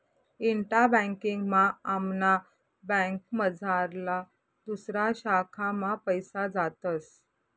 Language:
Marathi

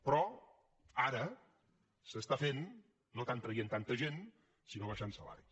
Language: Catalan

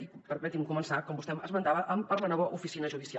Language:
Catalan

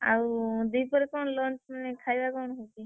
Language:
Odia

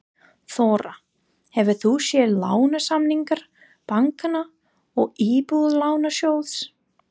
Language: Icelandic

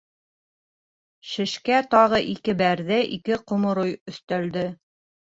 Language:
Bashkir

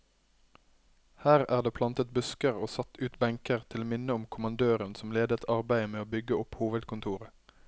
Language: Norwegian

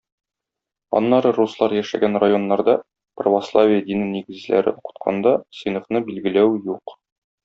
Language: Tatar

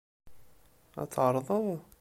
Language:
Kabyle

